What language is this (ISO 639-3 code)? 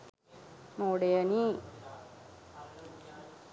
sin